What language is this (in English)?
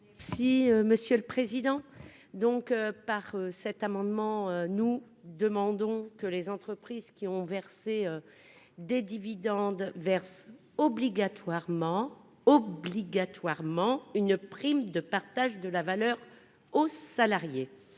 French